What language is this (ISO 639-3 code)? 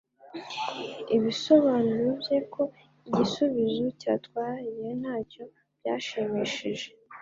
kin